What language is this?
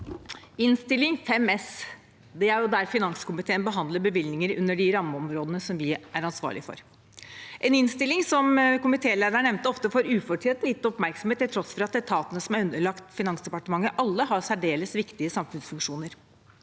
Norwegian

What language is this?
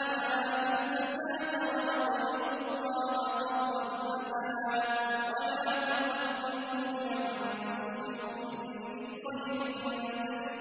Arabic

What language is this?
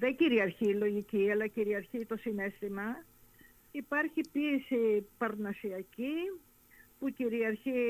Greek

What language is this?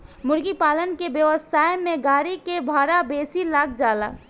Bhojpuri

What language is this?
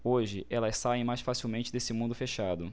Portuguese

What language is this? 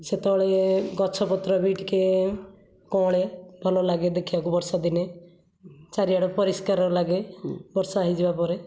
Odia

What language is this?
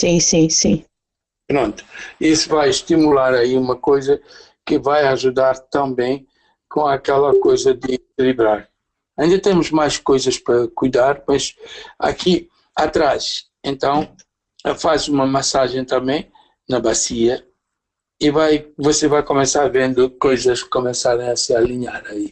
Portuguese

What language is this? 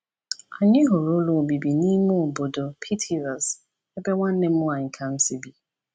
Igbo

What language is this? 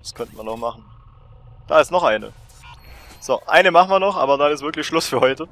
German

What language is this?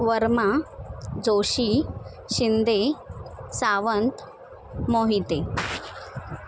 Marathi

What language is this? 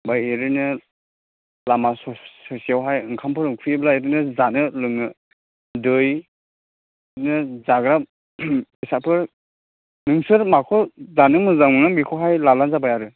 Bodo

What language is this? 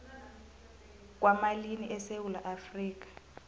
South Ndebele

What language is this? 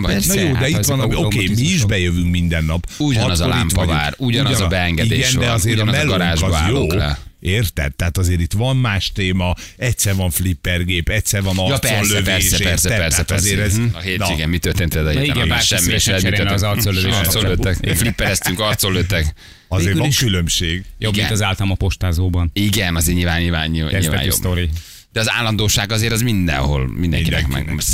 Hungarian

